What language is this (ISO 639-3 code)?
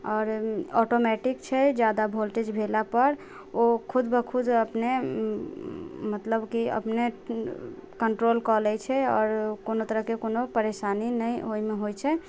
mai